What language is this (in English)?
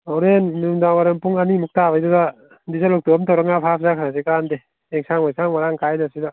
Manipuri